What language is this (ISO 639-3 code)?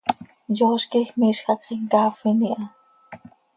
sei